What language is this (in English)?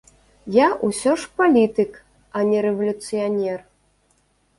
Belarusian